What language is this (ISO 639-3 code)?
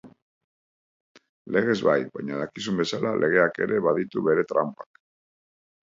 eus